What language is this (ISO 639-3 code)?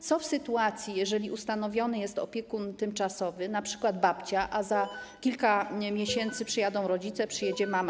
pol